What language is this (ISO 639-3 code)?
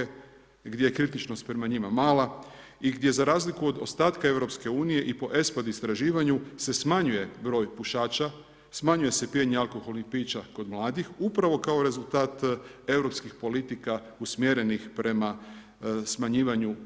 hrv